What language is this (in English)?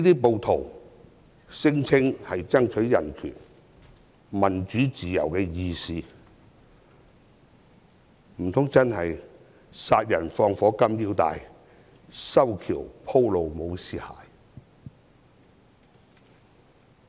Cantonese